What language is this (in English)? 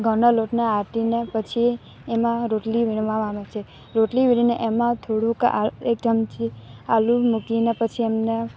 Gujarati